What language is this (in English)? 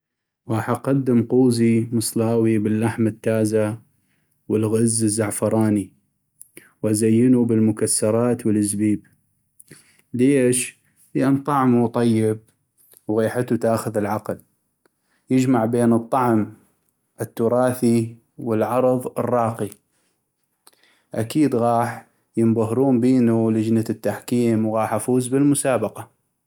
North Mesopotamian Arabic